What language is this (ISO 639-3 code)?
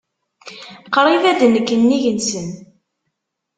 kab